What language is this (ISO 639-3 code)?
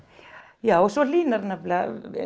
isl